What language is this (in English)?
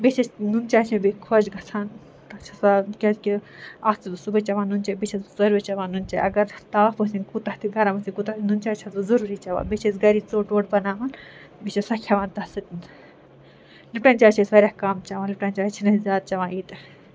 Kashmiri